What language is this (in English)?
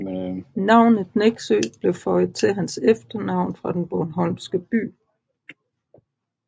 Danish